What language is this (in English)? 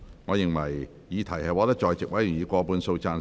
Cantonese